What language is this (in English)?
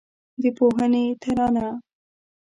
Pashto